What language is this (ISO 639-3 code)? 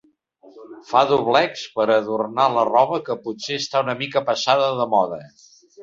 cat